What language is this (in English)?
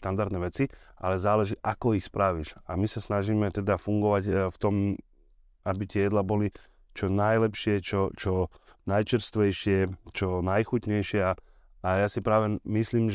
Slovak